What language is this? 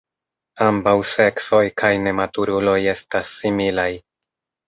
Esperanto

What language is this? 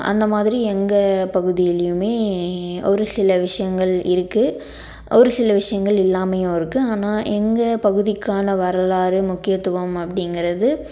Tamil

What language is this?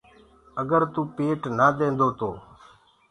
Gurgula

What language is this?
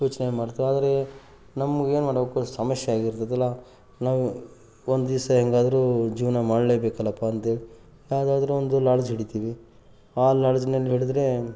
Kannada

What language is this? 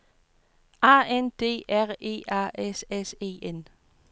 Danish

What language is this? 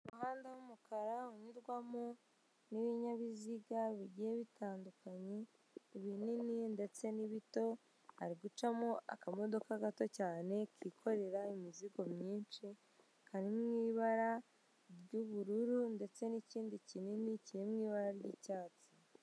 Kinyarwanda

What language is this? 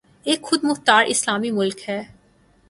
Urdu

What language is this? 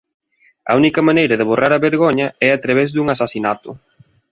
Galician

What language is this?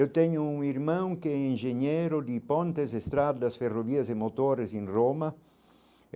Portuguese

